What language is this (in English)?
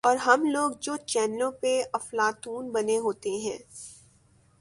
Urdu